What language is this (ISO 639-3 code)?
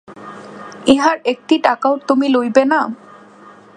ben